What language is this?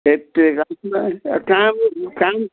Nepali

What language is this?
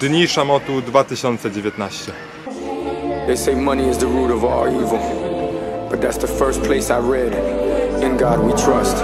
Polish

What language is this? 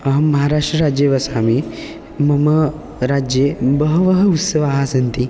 Sanskrit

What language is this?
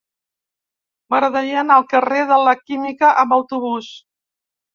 Catalan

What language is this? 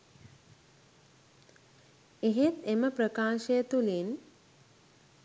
Sinhala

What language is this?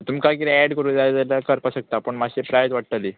Konkani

